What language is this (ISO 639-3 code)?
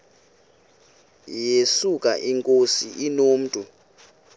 xho